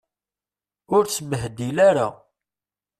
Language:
Kabyle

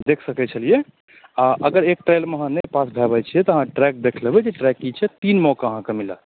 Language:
Maithili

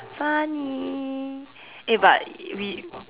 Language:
English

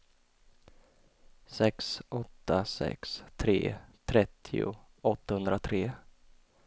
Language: Swedish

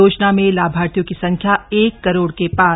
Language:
Hindi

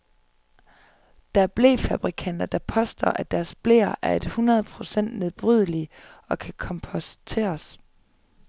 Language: Danish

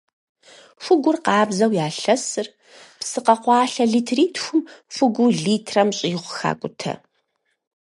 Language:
Kabardian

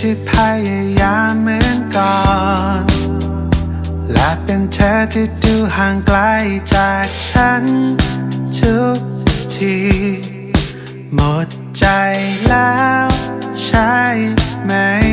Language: Thai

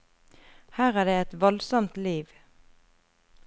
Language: Norwegian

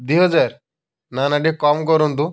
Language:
Odia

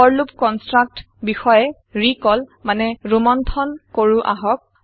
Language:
Assamese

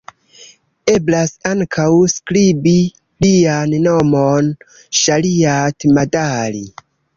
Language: Esperanto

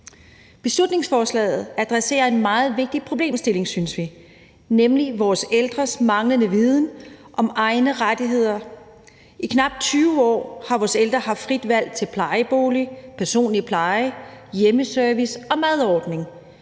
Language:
Danish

